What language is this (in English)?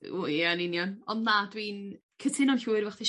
Welsh